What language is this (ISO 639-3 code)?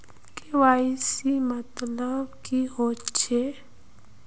mag